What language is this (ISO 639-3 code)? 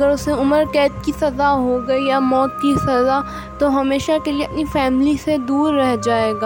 urd